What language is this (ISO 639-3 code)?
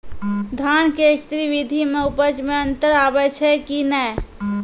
mai